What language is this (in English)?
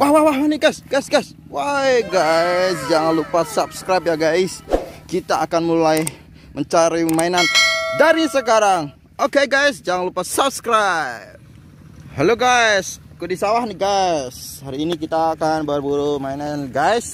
Indonesian